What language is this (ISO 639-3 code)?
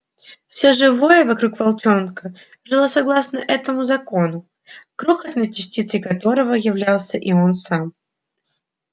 rus